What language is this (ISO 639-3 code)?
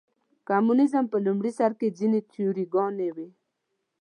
pus